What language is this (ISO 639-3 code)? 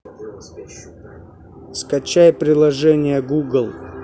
rus